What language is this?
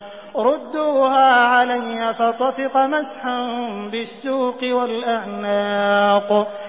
Arabic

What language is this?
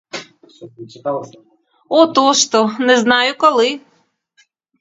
Ukrainian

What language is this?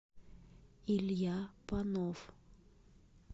Russian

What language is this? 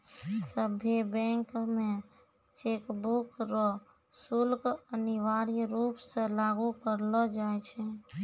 Maithili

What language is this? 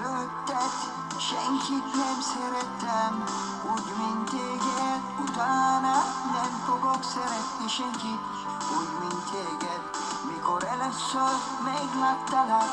Turkish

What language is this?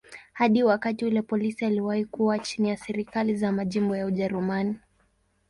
Swahili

